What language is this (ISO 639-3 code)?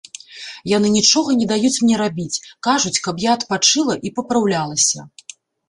bel